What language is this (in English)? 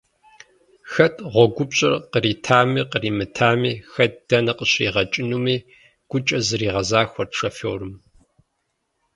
Kabardian